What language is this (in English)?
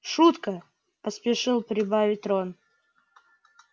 Russian